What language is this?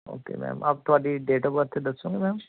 Punjabi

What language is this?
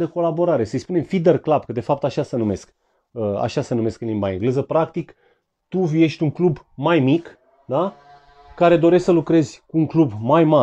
Romanian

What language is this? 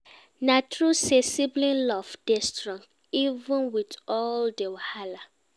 Nigerian Pidgin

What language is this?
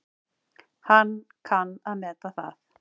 Icelandic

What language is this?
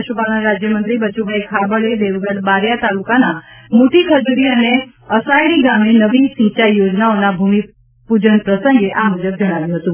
Gujarati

